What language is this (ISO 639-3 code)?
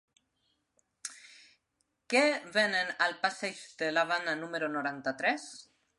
cat